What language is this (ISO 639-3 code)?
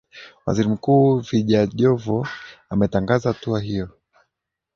swa